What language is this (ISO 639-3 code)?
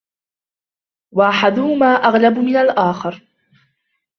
ara